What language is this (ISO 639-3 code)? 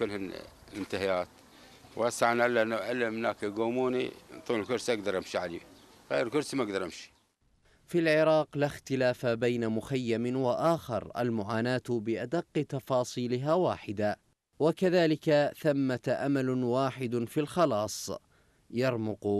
ara